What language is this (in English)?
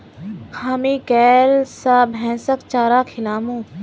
Magahi